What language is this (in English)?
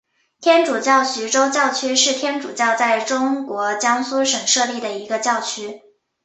Chinese